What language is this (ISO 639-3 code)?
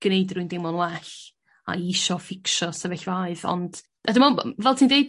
cym